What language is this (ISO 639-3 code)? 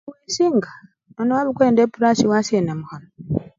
luy